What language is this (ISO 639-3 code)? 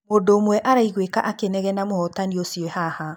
kik